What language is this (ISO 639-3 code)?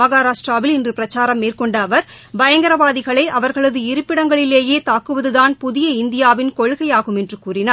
tam